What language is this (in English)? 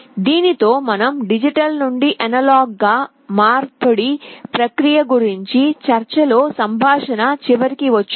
Telugu